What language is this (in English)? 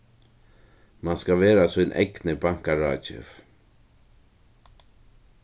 Faroese